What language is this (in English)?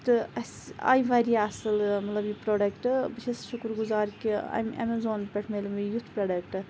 Kashmiri